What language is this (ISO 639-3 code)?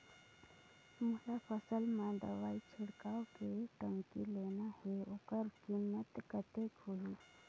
hne